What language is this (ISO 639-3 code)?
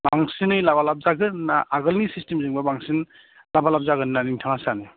brx